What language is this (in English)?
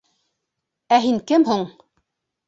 Bashkir